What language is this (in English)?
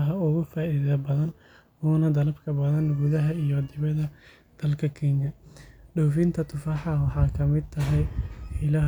Somali